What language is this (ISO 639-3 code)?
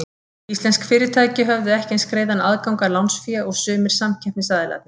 isl